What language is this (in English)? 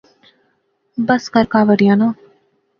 Pahari-Potwari